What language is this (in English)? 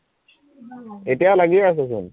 Assamese